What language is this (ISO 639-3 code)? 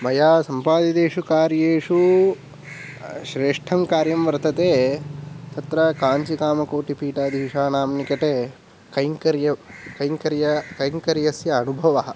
san